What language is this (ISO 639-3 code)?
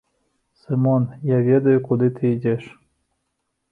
bel